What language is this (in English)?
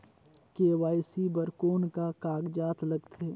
Chhattisgarhi